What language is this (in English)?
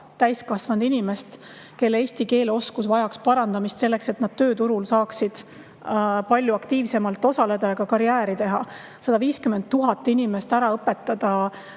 Estonian